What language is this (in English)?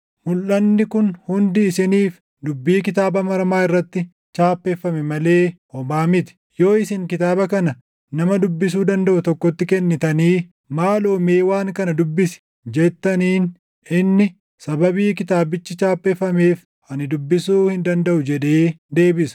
Oromo